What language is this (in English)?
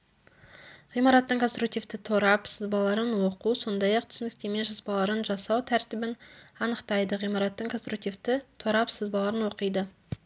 Kazakh